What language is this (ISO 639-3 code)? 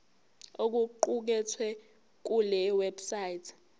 zul